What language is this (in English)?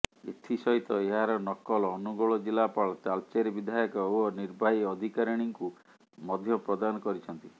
Odia